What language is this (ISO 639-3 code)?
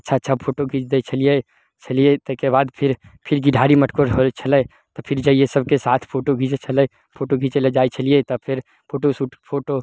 mai